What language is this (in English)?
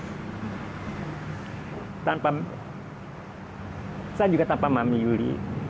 Indonesian